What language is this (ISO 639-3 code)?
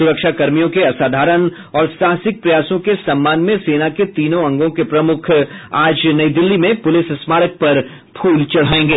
hin